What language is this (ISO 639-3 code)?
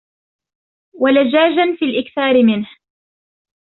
ara